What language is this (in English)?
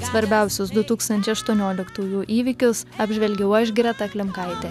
Lithuanian